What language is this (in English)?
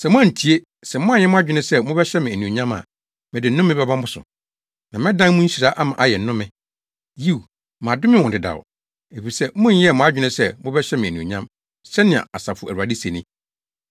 Akan